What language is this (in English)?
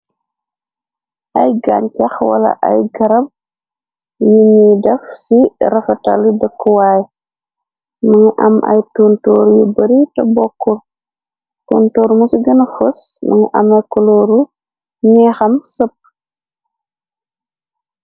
Wolof